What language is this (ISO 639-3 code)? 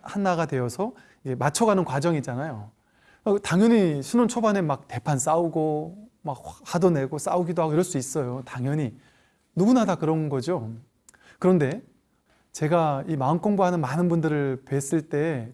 kor